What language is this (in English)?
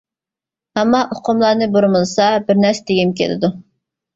Uyghur